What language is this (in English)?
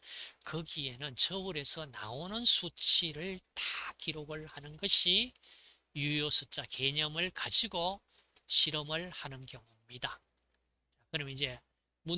Korean